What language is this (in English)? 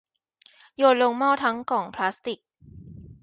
Thai